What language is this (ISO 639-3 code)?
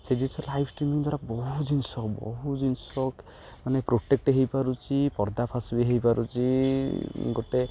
ori